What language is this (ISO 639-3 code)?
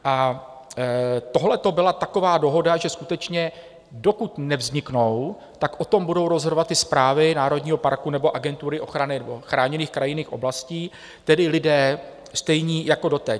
ces